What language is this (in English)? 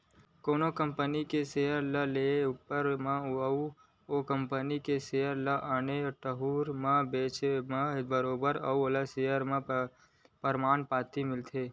Chhattisgarhi